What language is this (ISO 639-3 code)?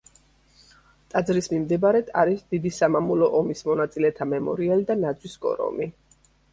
kat